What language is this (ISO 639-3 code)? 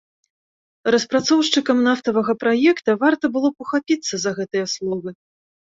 bel